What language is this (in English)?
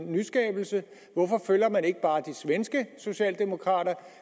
Danish